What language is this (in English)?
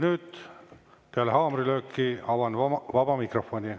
Estonian